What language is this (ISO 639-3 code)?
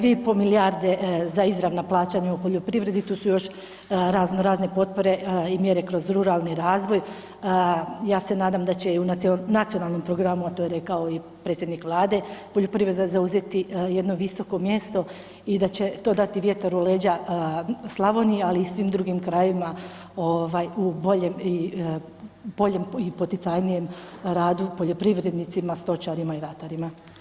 hrv